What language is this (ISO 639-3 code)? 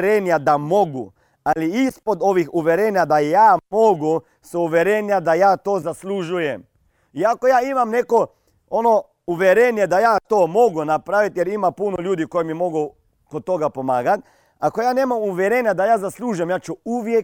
hrv